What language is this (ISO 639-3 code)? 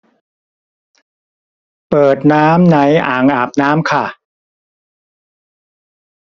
tha